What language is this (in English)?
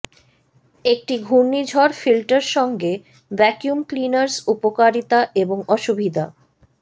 Bangla